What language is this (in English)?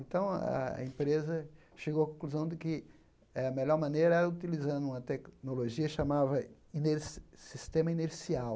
Portuguese